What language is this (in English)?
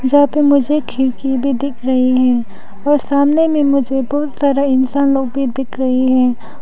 Hindi